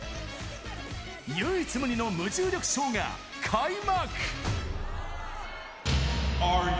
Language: Japanese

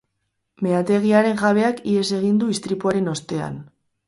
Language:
Basque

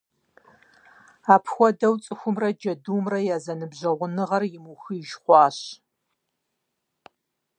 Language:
Kabardian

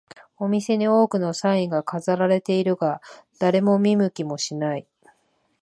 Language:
Japanese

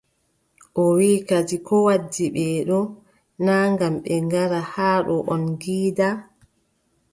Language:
Adamawa Fulfulde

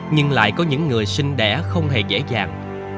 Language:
Vietnamese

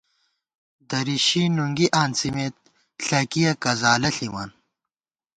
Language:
Gawar-Bati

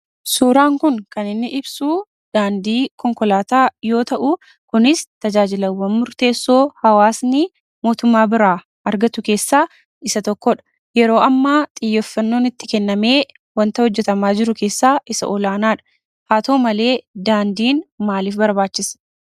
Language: Oromo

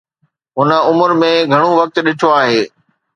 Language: Sindhi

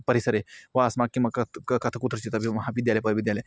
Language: Sanskrit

